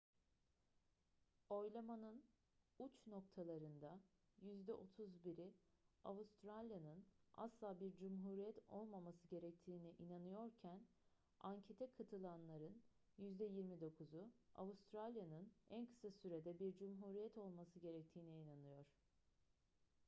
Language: Turkish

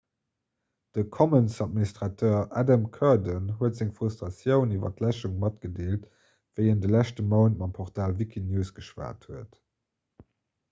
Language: Luxembourgish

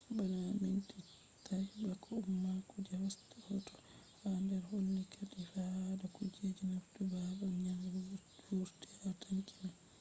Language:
Fula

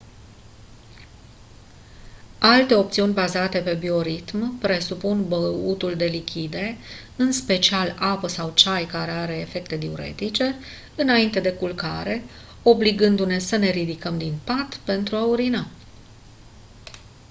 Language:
Romanian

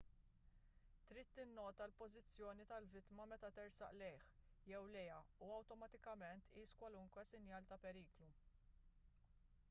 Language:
Maltese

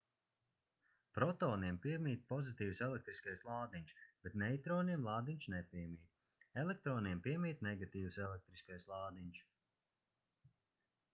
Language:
Latvian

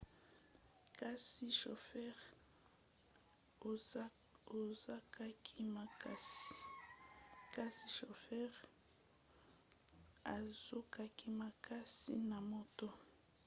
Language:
Lingala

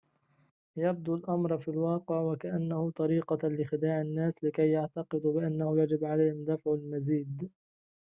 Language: Arabic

